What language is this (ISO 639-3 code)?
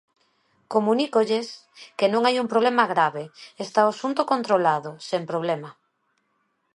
glg